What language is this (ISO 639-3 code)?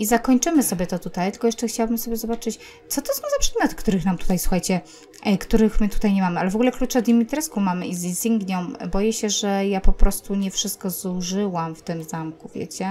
pol